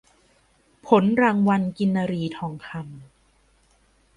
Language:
Thai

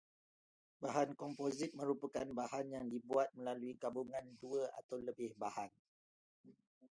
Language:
Malay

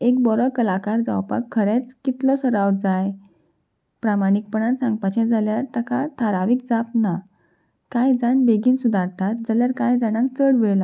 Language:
Konkani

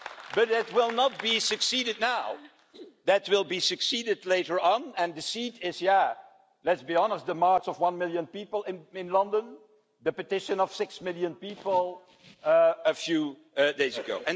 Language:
English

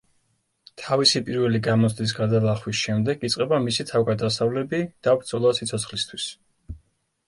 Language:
Georgian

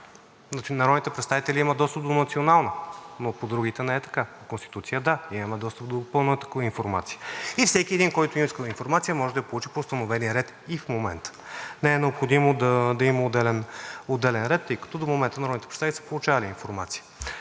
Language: Bulgarian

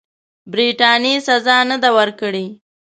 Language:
Pashto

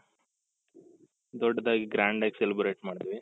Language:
Kannada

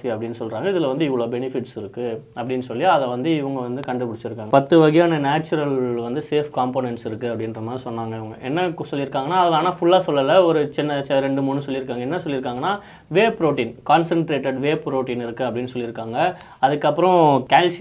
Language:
Tamil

